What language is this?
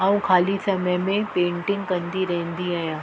Sindhi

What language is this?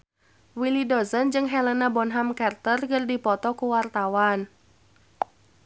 Sundanese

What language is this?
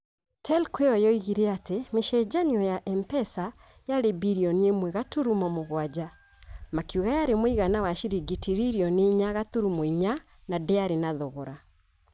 Kikuyu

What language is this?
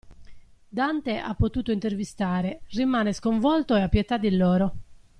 Italian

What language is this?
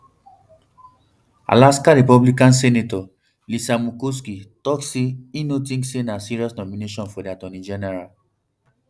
Nigerian Pidgin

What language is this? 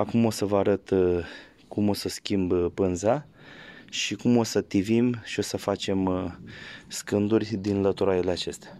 Romanian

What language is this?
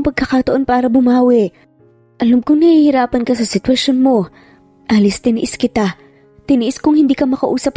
Filipino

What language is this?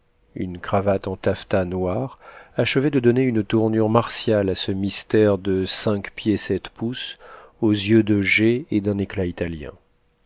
French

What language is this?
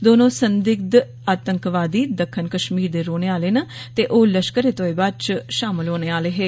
Dogri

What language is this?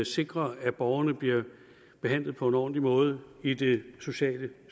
Danish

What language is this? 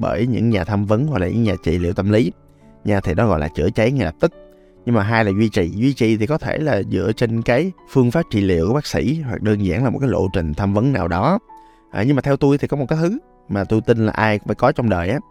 Vietnamese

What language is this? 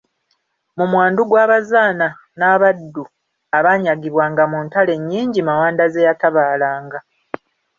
Ganda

